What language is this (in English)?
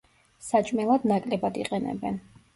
Georgian